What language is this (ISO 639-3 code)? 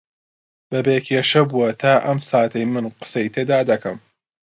ckb